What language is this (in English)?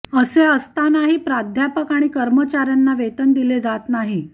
Marathi